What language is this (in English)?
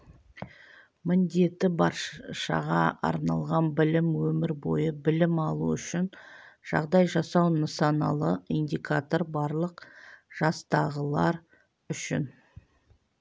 Kazakh